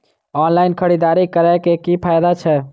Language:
Maithili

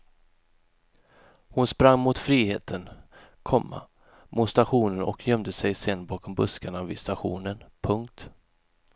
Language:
Swedish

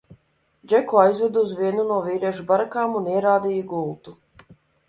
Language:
Latvian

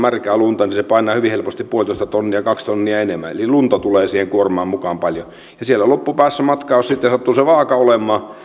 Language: Finnish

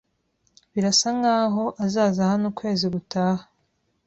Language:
Kinyarwanda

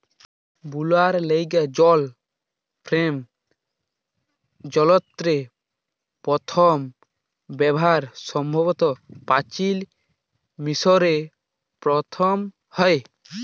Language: Bangla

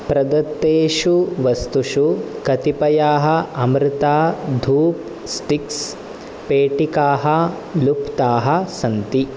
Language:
Sanskrit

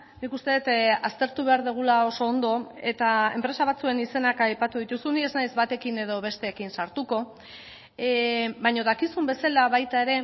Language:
Basque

